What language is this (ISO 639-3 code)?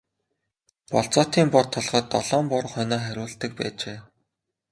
mon